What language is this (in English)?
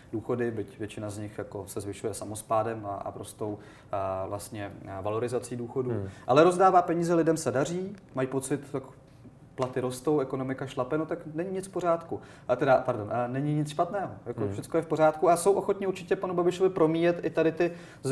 Czech